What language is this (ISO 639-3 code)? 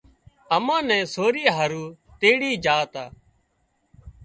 kxp